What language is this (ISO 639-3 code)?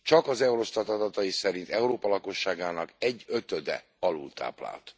hun